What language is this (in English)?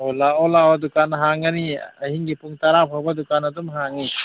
Manipuri